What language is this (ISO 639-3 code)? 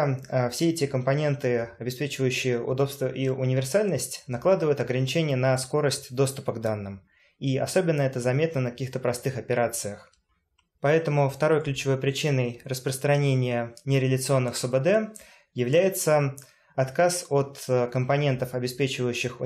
rus